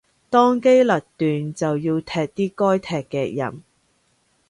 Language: Cantonese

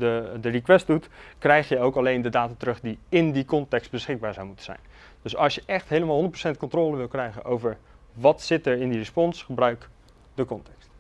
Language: Dutch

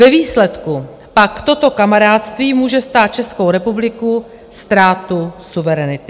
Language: Czech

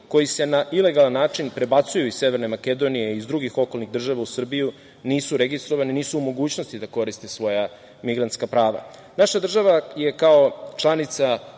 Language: Serbian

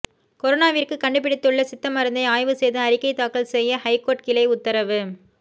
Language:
Tamil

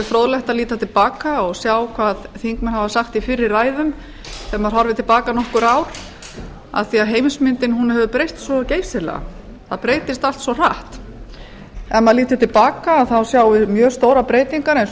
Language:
Icelandic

